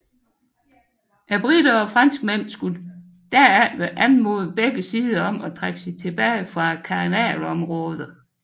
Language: Danish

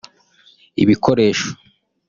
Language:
Kinyarwanda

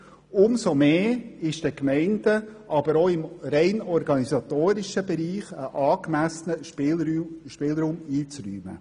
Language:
Swiss German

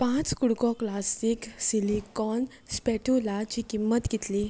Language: Konkani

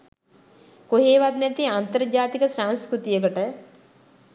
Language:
Sinhala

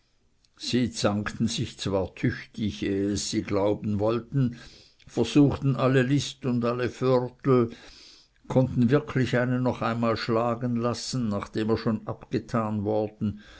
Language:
German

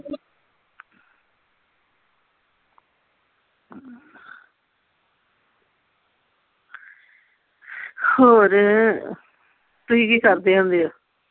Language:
Punjabi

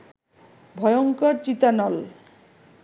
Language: Bangla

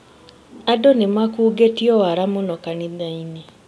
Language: Kikuyu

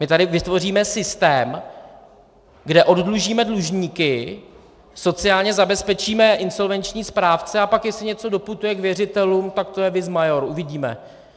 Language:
Czech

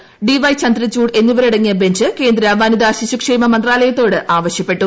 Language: Malayalam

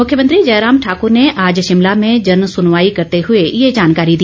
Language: Hindi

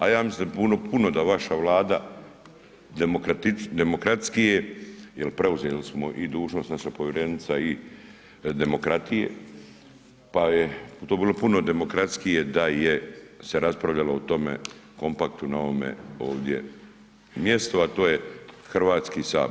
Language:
Croatian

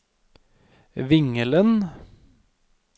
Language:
Norwegian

